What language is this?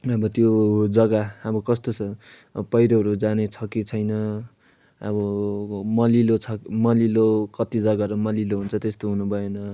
Nepali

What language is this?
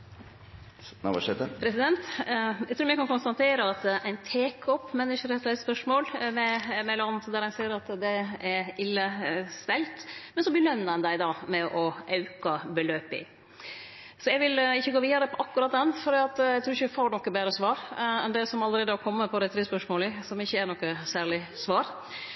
Norwegian Nynorsk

